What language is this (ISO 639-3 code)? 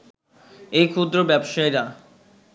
ben